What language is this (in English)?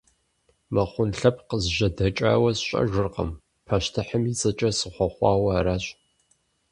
Kabardian